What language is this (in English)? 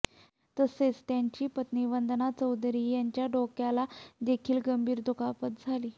Marathi